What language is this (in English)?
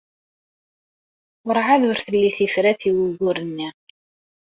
Kabyle